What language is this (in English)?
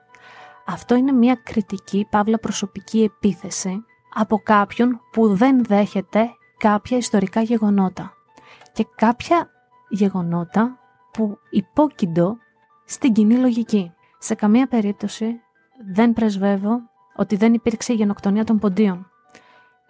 Greek